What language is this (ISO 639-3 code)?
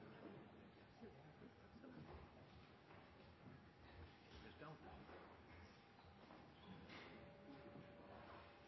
nno